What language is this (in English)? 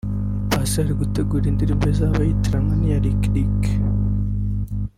Kinyarwanda